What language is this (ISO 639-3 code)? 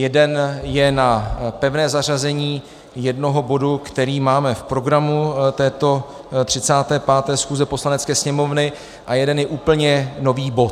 ces